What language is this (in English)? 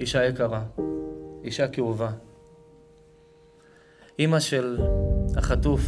Hebrew